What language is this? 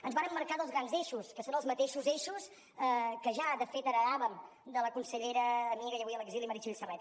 Catalan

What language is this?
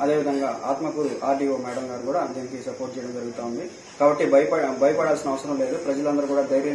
Hindi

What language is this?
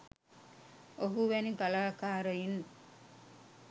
Sinhala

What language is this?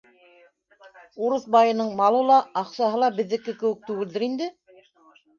Bashkir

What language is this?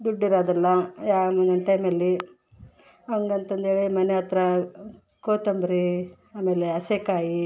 Kannada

